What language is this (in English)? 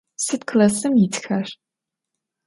Adyghe